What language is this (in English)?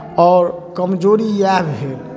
Maithili